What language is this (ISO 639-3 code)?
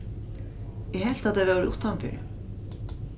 fao